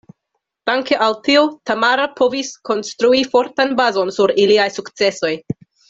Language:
Esperanto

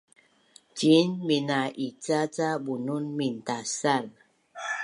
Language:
Bunun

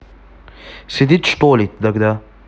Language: Russian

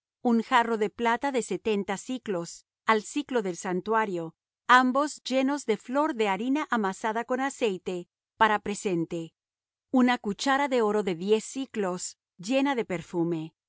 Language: Spanish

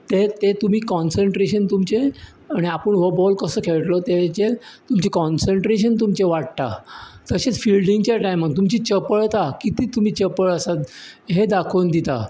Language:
Konkani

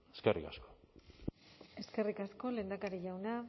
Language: Basque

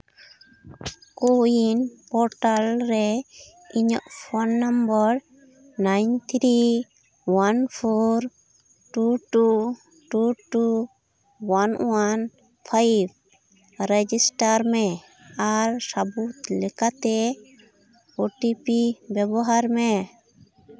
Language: Santali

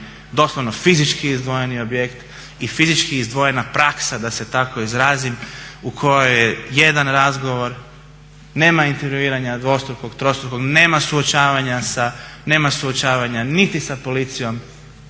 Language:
Croatian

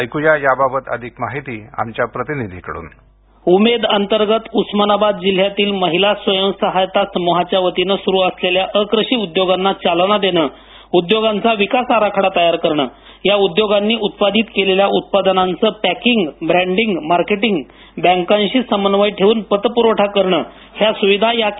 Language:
Marathi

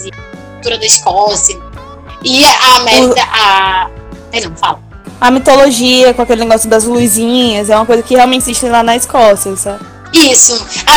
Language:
Portuguese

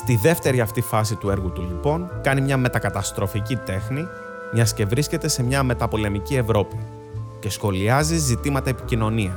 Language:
Greek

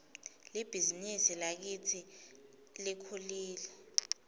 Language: Swati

